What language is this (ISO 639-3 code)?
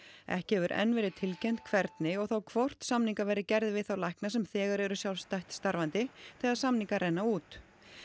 isl